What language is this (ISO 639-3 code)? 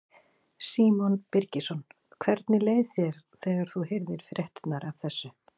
isl